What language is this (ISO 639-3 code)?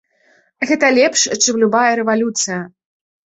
bel